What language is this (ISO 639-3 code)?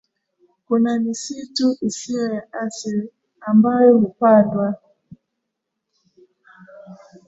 swa